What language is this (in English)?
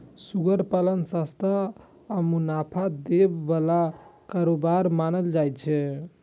Maithili